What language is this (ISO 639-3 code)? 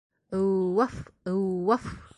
bak